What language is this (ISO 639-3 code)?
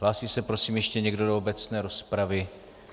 ces